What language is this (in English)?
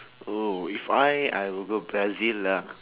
English